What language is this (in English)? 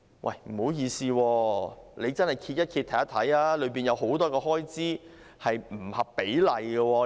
Cantonese